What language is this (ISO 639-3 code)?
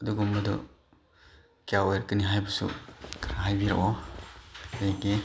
mni